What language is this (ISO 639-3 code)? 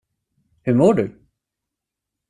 swe